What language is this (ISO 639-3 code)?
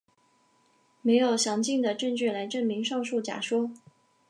zho